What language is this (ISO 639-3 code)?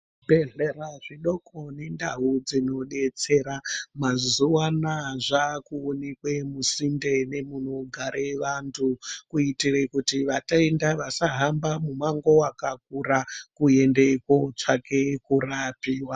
ndc